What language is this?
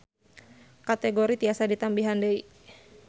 Sundanese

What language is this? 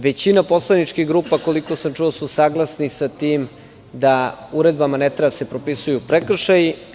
Serbian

